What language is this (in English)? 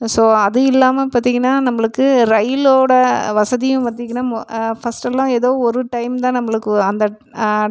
Tamil